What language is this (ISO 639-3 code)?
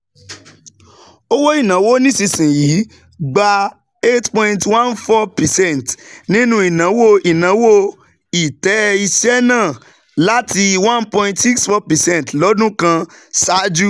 yor